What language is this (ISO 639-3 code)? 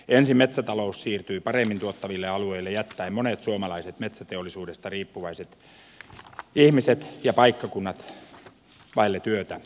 fin